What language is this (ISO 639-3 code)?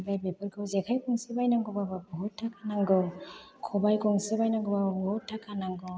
brx